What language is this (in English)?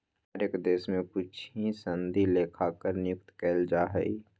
Magahi